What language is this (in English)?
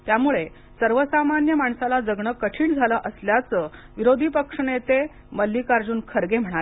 Marathi